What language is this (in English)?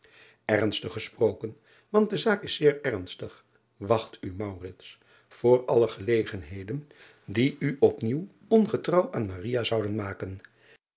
Dutch